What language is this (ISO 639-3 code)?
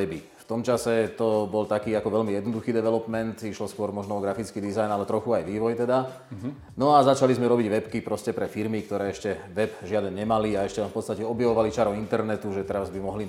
slk